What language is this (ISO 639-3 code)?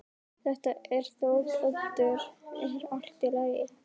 isl